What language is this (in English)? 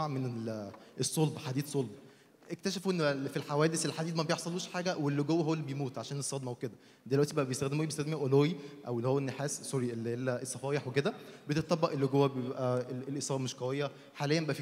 Arabic